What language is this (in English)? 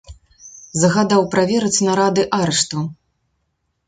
Belarusian